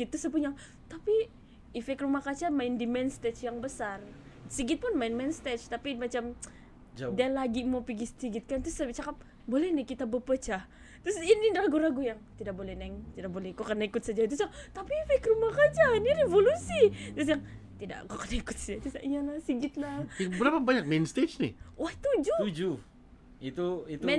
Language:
Malay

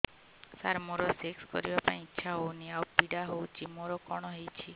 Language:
Odia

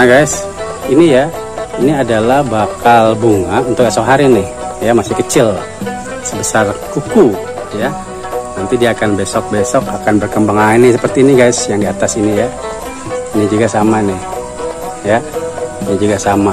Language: Indonesian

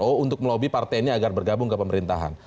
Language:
Indonesian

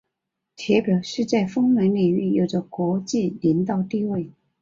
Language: Chinese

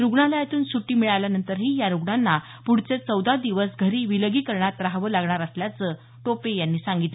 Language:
Marathi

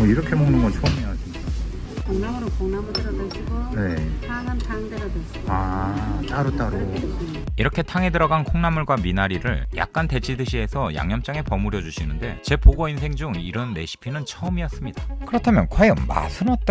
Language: Korean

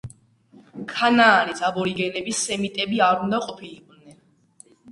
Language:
Georgian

